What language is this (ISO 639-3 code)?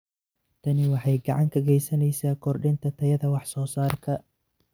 som